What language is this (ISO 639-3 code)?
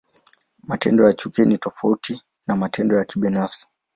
swa